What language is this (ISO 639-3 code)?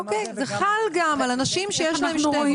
heb